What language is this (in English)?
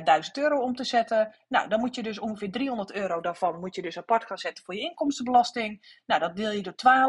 Dutch